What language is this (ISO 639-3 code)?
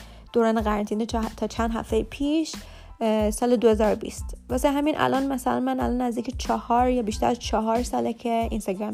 fas